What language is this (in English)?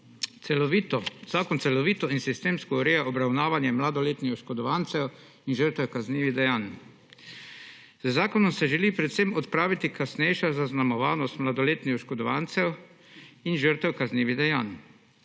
Slovenian